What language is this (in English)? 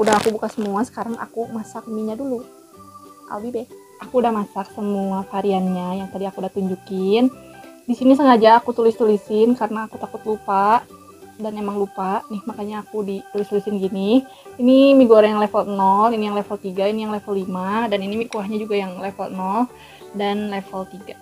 Indonesian